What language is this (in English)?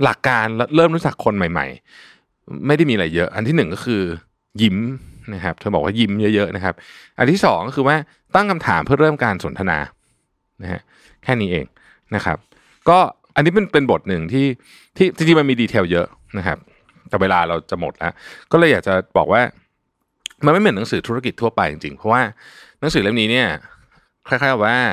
Thai